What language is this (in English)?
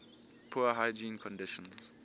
English